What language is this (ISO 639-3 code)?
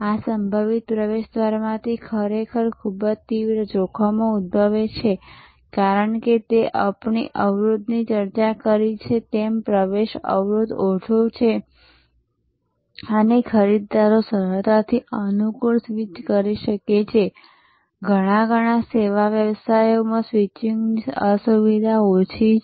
guj